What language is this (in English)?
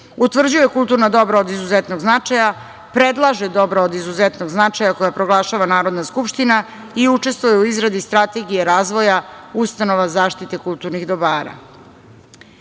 Serbian